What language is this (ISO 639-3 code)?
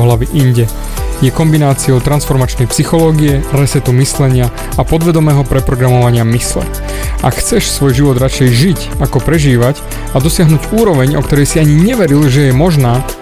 slk